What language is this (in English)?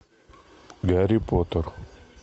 Russian